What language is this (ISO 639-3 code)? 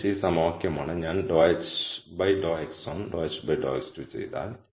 mal